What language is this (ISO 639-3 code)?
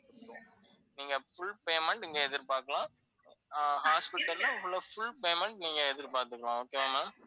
tam